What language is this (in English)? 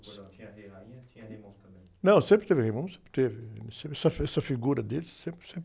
Portuguese